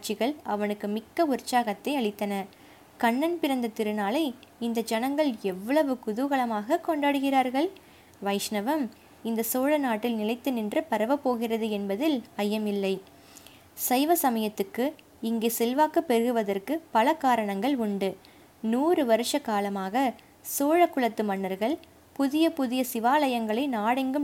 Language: Tamil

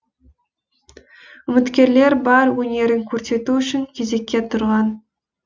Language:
Kazakh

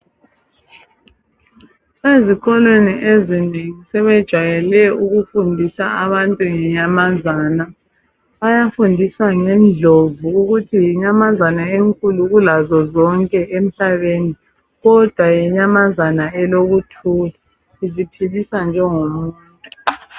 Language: North Ndebele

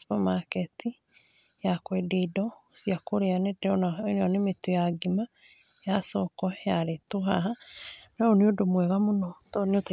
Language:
Kikuyu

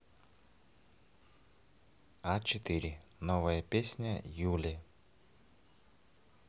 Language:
Russian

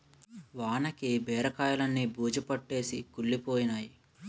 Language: Telugu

